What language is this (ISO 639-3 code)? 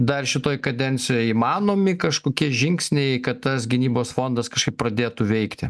lit